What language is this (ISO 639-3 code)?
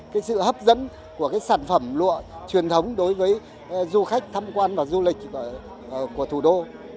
vie